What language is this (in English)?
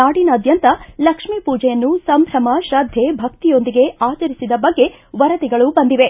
Kannada